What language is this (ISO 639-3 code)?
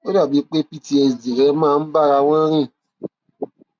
yor